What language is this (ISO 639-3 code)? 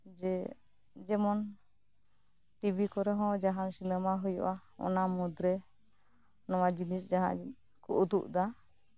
sat